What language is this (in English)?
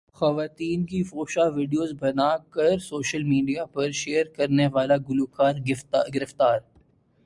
Urdu